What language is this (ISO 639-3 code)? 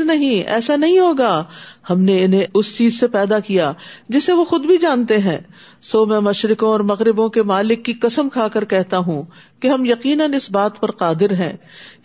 urd